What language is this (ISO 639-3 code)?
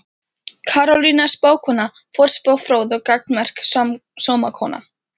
isl